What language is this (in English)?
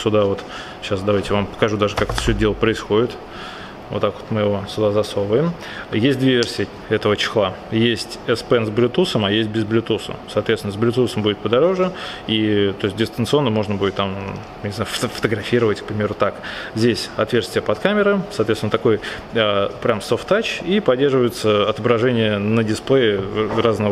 Russian